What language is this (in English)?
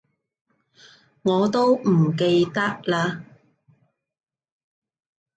Cantonese